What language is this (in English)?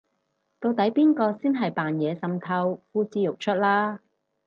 Cantonese